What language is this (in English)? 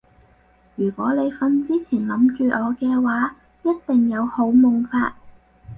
Cantonese